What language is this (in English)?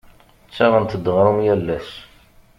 Kabyle